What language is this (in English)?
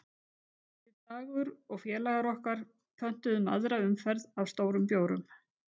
Icelandic